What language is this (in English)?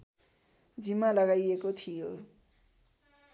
Nepali